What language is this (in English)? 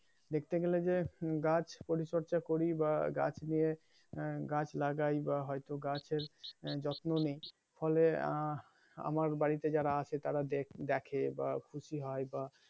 Bangla